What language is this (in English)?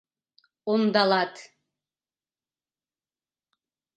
Mari